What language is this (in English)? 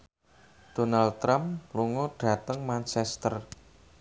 Javanese